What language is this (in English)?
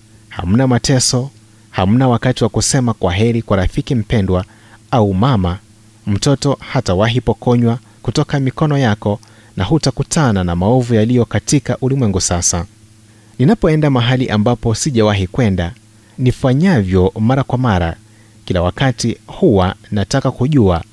Swahili